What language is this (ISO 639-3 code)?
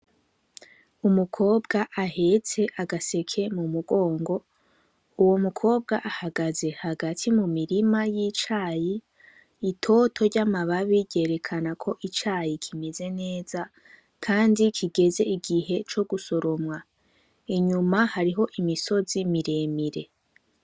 run